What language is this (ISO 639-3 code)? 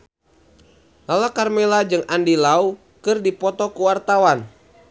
sun